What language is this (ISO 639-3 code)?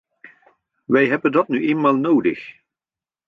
nld